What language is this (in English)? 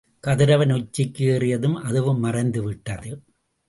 Tamil